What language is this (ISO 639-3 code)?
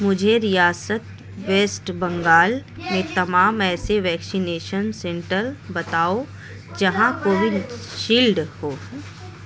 urd